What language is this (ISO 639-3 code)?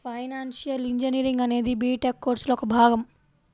tel